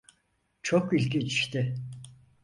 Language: Turkish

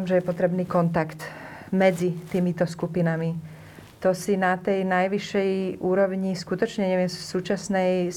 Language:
Slovak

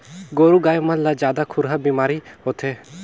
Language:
Chhattisgarhi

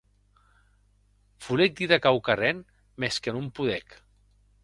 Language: Occitan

